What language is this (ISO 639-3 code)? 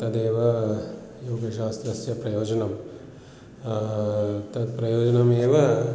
san